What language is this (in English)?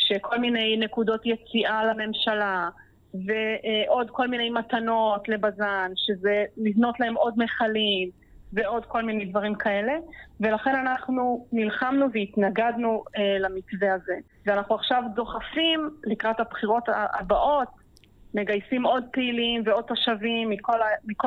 Hebrew